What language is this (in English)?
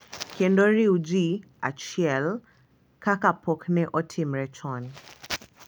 Luo (Kenya and Tanzania)